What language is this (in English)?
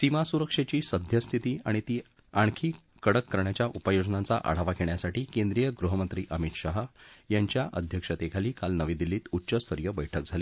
Marathi